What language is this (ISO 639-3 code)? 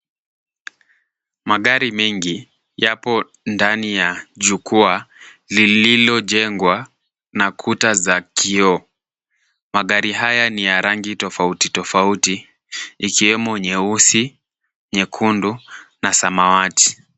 swa